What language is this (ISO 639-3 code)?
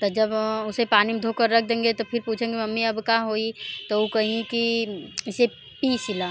hin